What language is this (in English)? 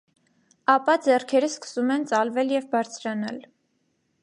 Armenian